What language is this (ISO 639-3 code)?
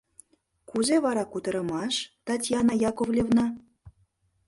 chm